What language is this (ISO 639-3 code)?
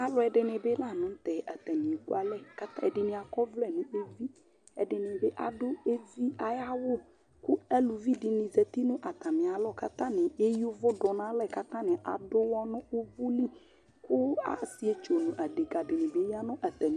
kpo